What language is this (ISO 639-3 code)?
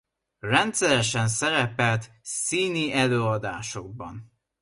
hun